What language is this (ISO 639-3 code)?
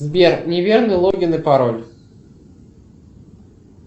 rus